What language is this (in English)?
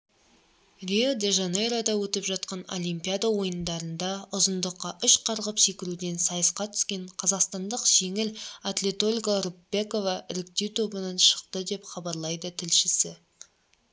Kazakh